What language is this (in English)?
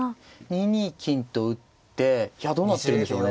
Japanese